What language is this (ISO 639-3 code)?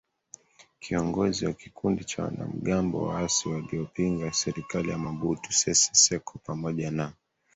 swa